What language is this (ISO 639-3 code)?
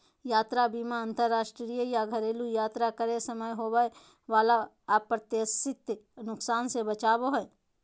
mag